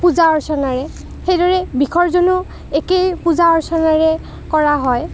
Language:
Assamese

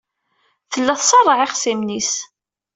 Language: Kabyle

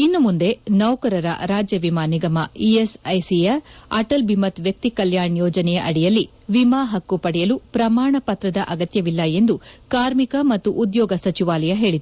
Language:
Kannada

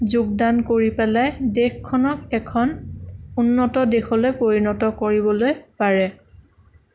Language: Assamese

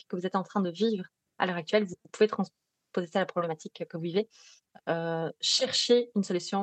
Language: French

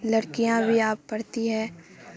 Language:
Urdu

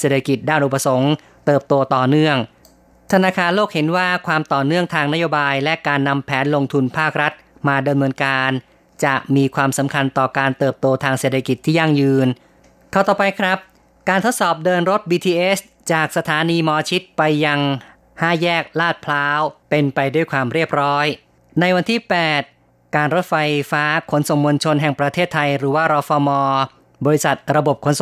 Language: Thai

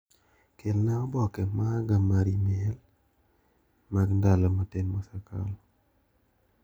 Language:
Luo (Kenya and Tanzania)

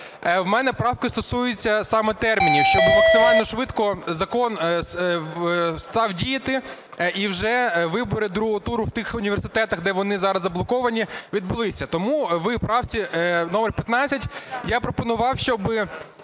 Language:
Ukrainian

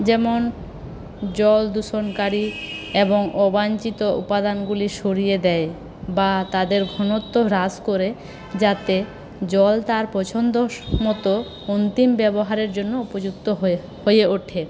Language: Bangla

